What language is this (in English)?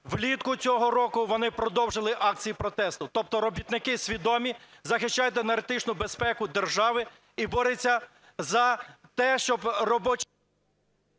Ukrainian